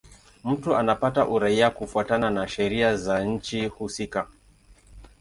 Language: Swahili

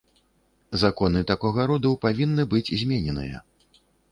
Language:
Belarusian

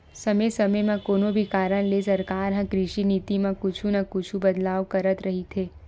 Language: Chhattisgarhi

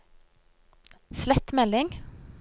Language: Norwegian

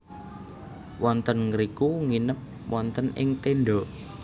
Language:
Javanese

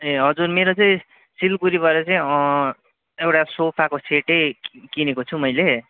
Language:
Nepali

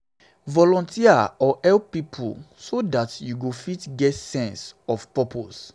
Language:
Nigerian Pidgin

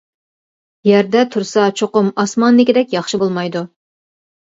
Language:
Uyghur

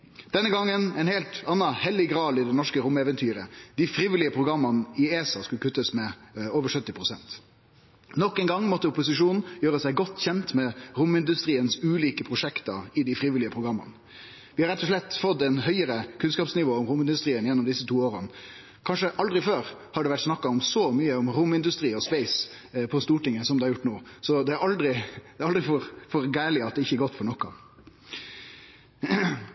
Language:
Norwegian Nynorsk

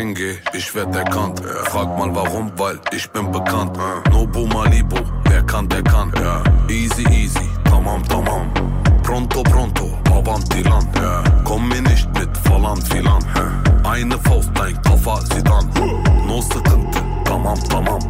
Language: Persian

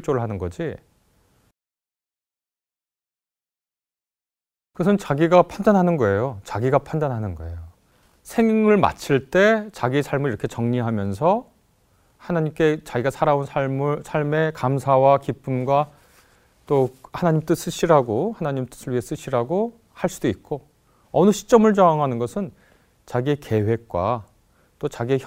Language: Korean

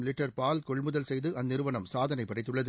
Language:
Tamil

